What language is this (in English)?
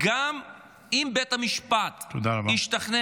Hebrew